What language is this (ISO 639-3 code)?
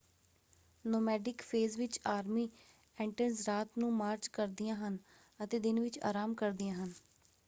pan